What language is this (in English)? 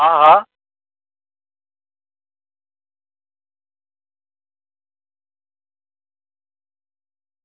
Gujarati